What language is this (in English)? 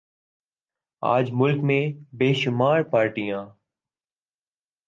Urdu